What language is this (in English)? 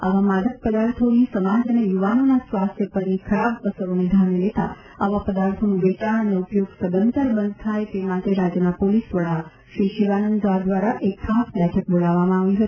Gujarati